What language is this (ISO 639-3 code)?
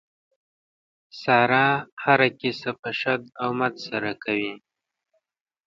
pus